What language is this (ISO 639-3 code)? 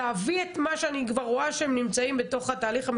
heb